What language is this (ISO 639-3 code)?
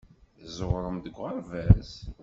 kab